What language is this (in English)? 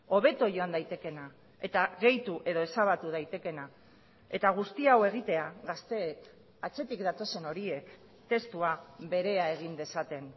Basque